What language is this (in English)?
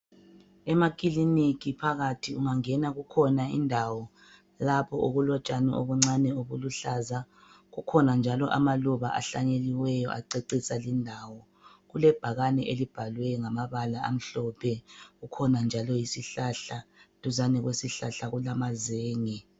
North Ndebele